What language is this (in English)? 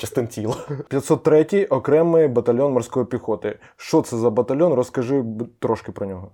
Ukrainian